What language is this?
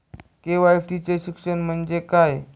Marathi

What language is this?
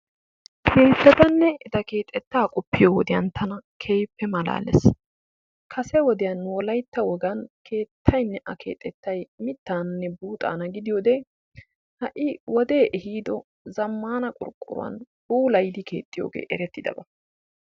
Wolaytta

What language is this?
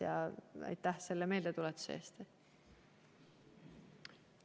Estonian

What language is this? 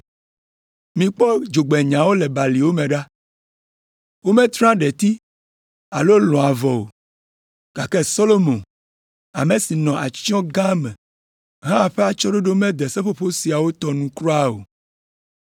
Ewe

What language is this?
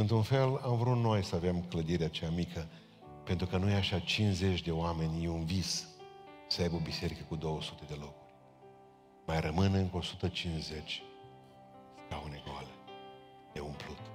Romanian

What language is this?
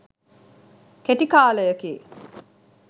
Sinhala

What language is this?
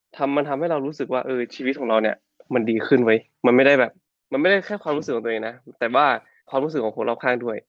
Thai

